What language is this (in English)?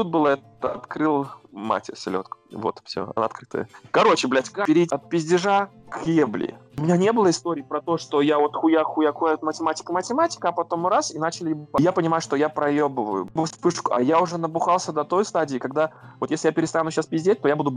Russian